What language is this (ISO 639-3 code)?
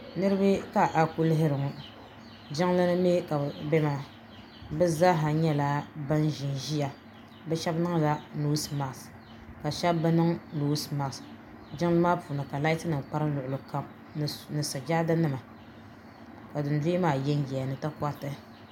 dag